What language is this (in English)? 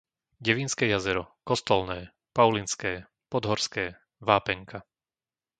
Slovak